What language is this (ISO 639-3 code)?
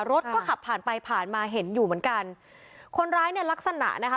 tha